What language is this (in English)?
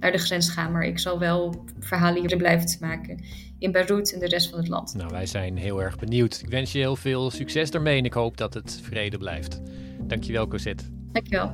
Dutch